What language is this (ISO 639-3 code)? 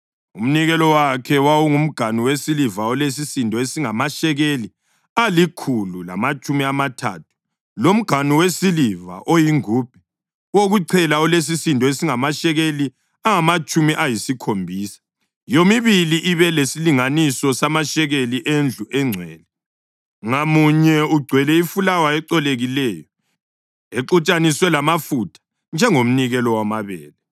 nde